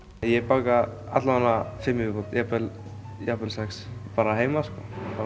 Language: Icelandic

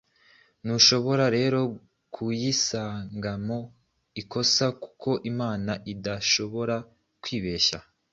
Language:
Kinyarwanda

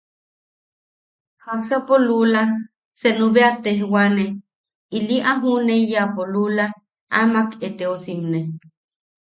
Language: Yaqui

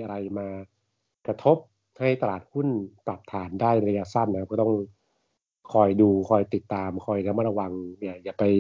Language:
Thai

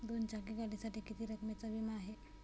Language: Marathi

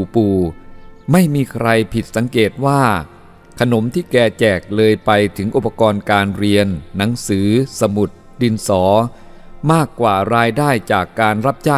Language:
Thai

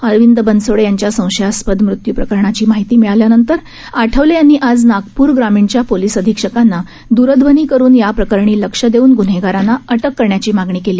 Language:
Marathi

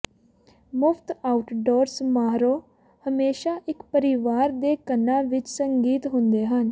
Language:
Punjabi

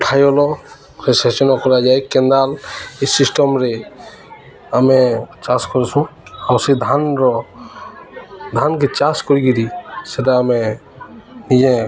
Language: Odia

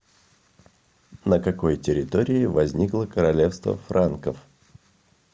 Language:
Russian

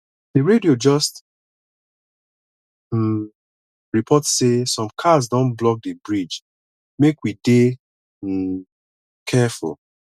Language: Nigerian Pidgin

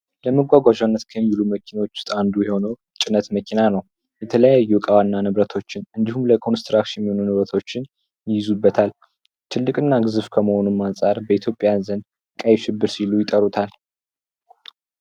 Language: Amharic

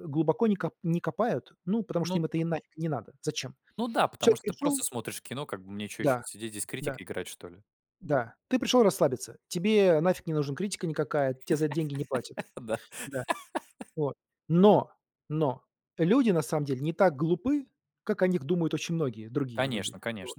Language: Russian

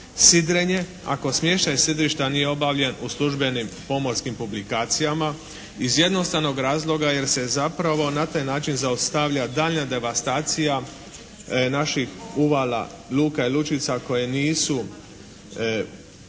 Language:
Croatian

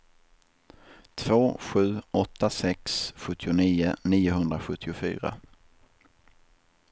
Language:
Swedish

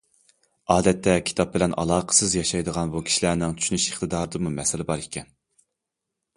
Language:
Uyghur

